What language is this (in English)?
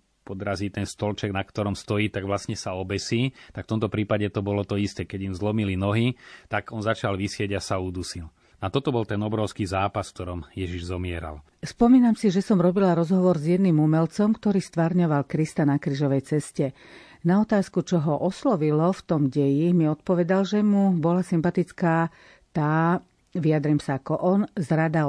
Slovak